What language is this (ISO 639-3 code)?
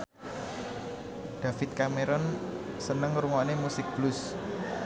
jav